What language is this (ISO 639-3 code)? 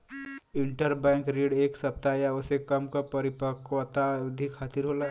bho